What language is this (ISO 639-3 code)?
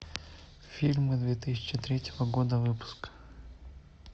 rus